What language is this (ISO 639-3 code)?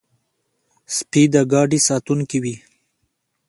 pus